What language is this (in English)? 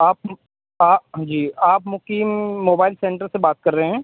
Urdu